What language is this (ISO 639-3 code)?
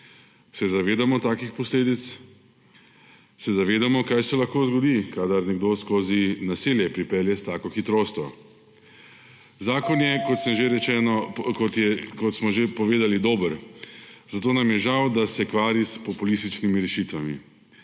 slv